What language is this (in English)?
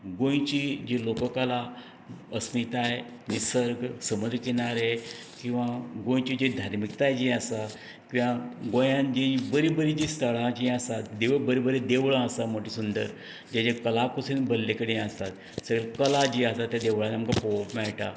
Konkani